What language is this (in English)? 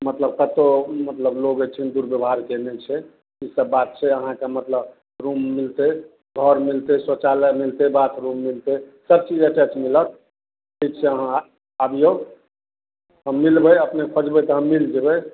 Maithili